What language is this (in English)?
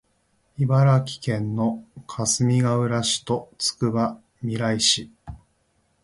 Japanese